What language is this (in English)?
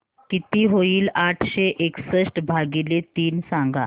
Marathi